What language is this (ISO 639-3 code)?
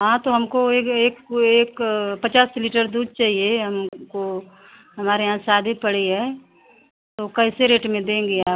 hin